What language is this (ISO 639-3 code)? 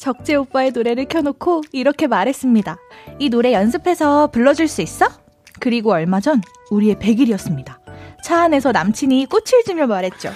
kor